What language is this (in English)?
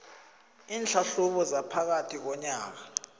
South Ndebele